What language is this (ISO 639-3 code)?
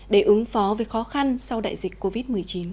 vie